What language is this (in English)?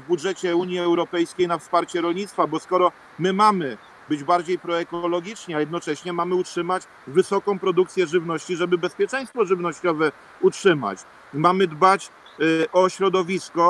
Polish